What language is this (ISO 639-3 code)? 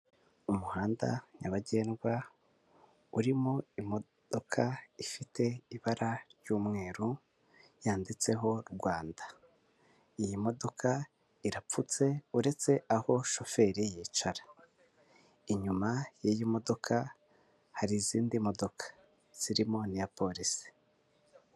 kin